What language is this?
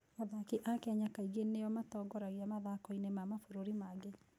Kikuyu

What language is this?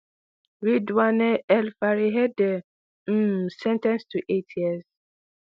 Nigerian Pidgin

